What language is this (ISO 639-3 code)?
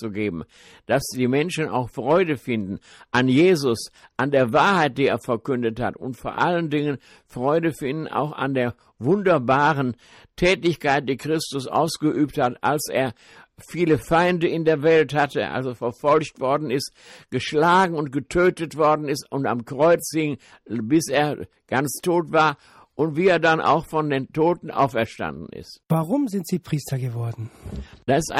deu